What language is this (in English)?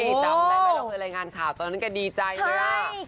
Thai